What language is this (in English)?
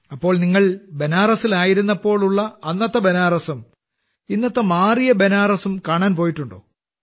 Malayalam